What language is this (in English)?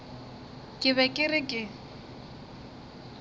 Northern Sotho